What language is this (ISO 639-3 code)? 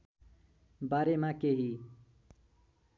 nep